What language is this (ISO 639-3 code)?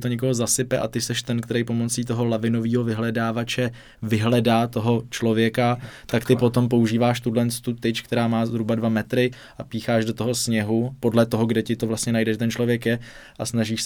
ces